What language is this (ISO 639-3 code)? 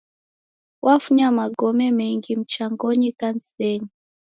dav